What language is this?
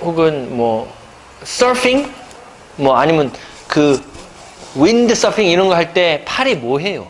Korean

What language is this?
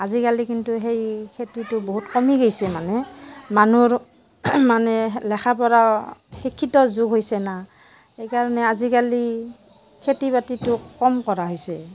Assamese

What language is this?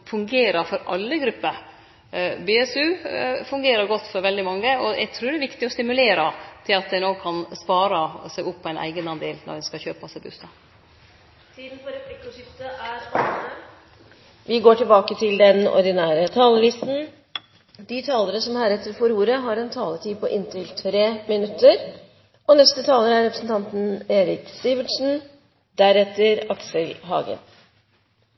Norwegian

